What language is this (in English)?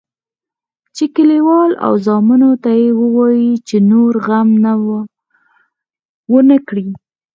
Pashto